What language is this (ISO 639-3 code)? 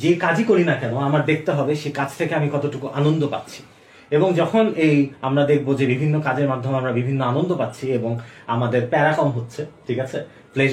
ben